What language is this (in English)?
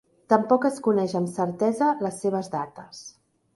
Catalan